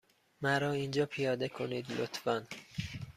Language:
Persian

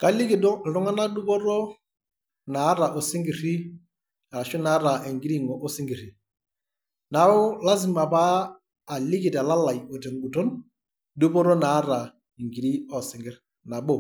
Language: Masai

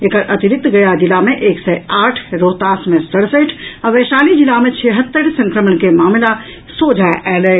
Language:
Maithili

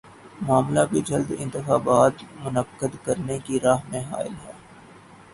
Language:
Urdu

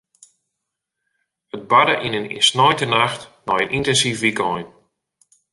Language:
Western Frisian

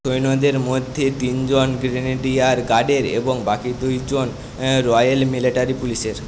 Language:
Bangla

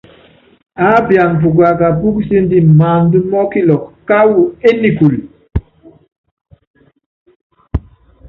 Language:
Yangben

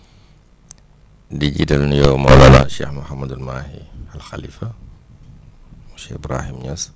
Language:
Wolof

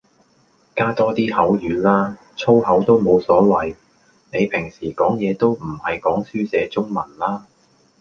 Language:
Cantonese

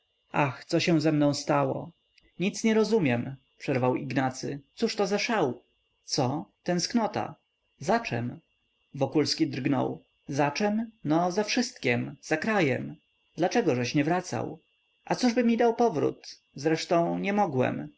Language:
Polish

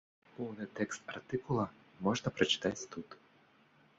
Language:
Belarusian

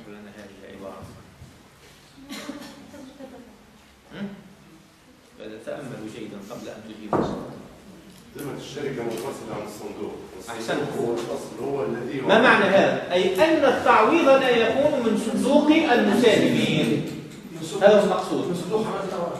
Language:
Arabic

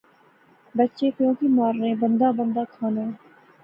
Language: Pahari-Potwari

